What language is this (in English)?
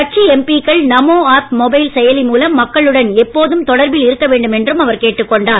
Tamil